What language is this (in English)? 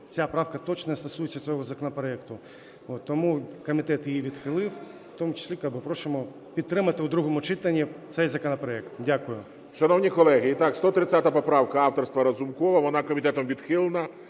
Ukrainian